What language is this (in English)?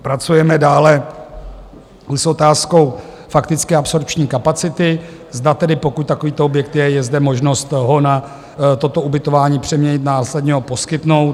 Czech